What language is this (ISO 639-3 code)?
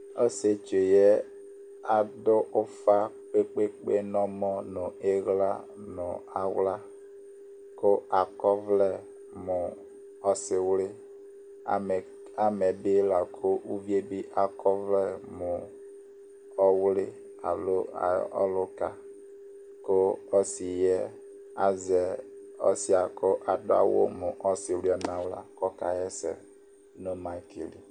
kpo